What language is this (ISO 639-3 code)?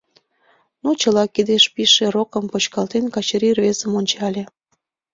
chm